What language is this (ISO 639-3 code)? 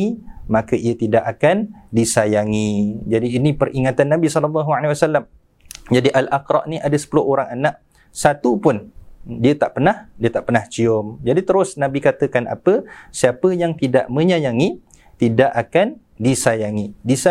msa